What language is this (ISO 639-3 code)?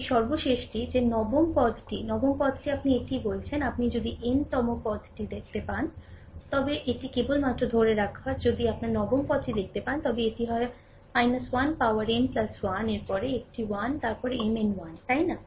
ben